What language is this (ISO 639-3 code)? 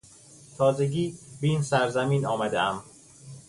fas